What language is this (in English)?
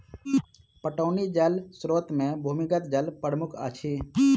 Maithili